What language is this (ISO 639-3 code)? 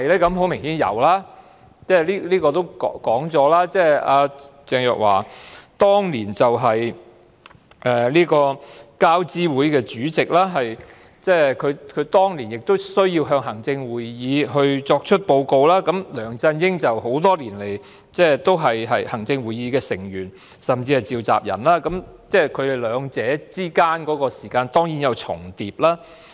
yue